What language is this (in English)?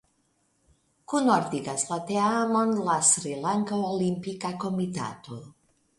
Esperanto